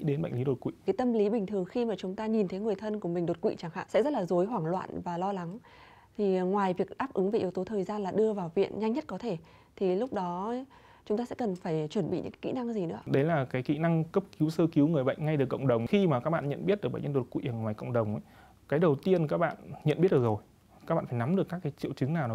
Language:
Vietnamese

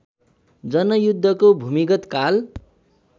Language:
Nepali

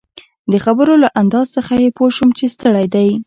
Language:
Pashto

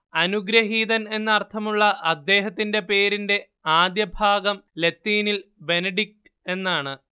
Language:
Malayalam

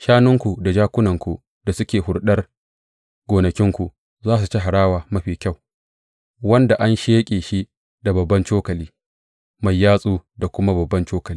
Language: Hausa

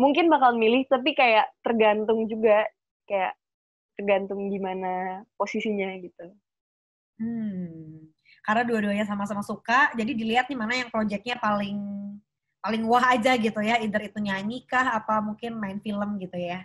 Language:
Indonesian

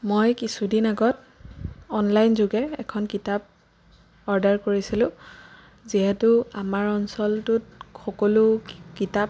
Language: Assamese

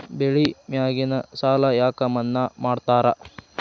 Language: Kannada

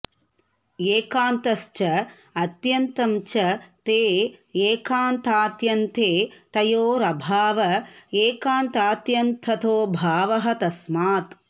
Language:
Sanskrit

